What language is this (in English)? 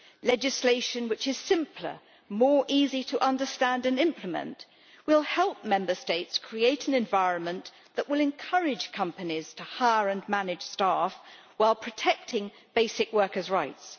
English